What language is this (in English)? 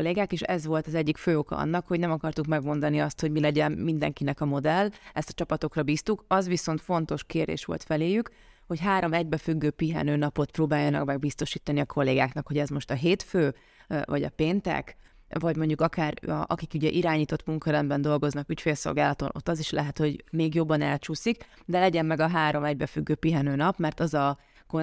Hungarian